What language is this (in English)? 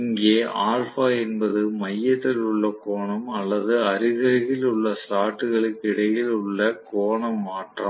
Tamil